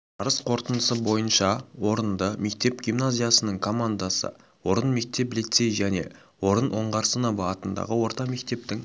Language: Kazakh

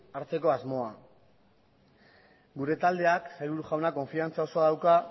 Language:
Basque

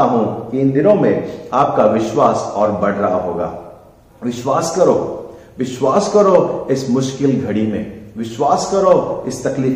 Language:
Hindi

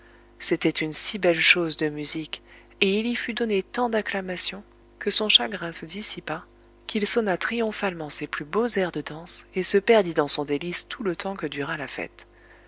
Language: French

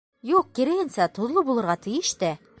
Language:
Bashkir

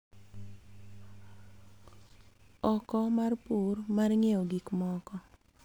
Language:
Luo (Kenya and Tanzania)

